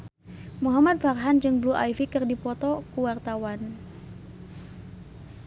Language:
Sundanese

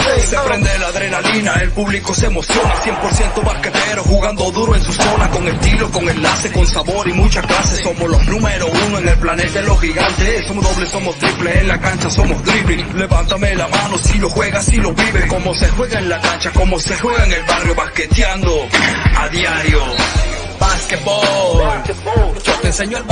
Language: Italian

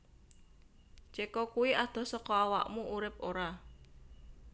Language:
Javanese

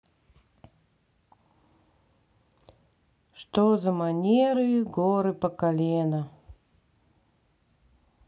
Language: Russian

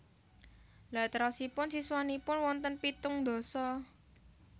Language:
Javanese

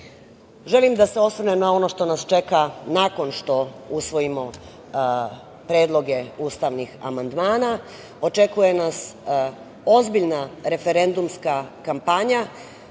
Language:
Serbian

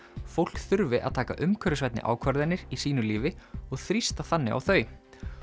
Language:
Icelandic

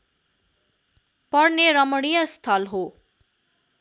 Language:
Nepali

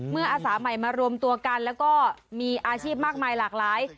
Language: Thai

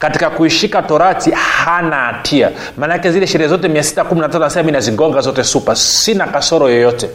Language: Swahili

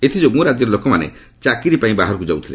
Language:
Odia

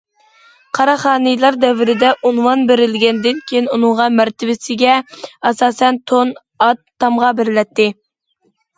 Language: Uyghur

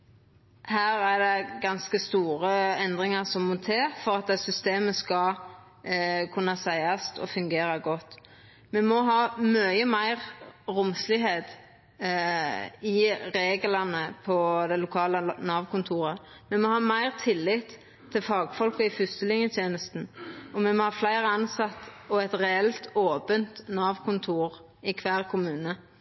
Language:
Norwegian Nynorsk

